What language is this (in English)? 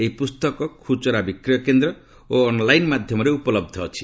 Odia